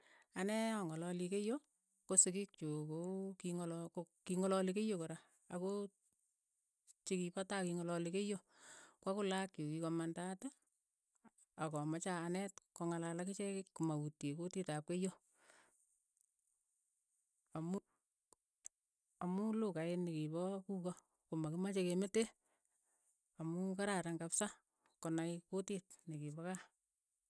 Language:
Keiyo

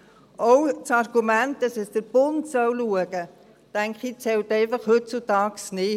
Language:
Swiss German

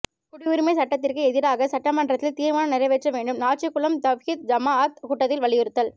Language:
Tamil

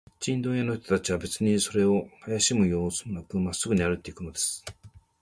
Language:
Japanese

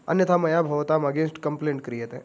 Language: Sanskrit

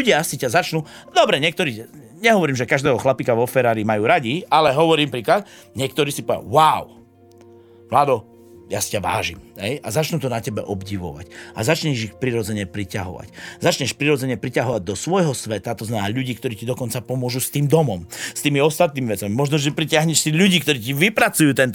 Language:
Slovak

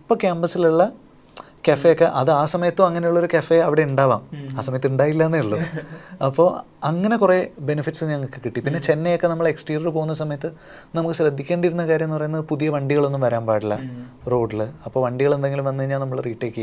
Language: Malayalam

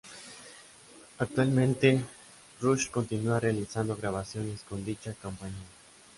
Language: Spanish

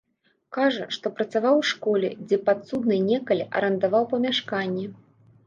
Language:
Belarusian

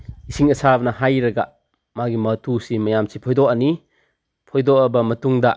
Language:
Manipuri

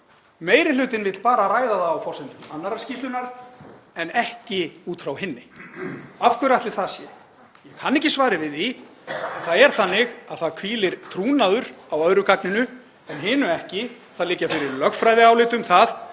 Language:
Icelandic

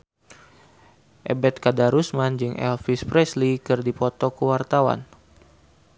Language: Sundanese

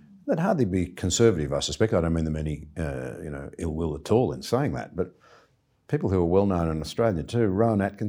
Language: English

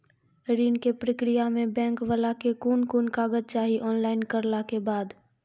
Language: Maithili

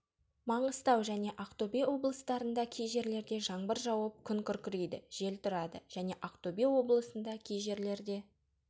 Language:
Kazakh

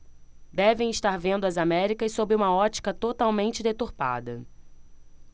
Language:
Portuguese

